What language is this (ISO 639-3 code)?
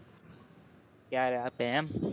guj